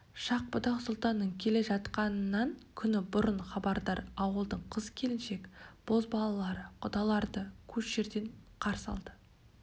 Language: Kazakh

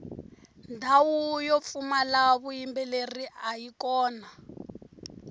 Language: Tsonga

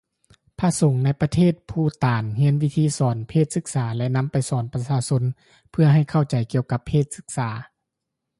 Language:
Lao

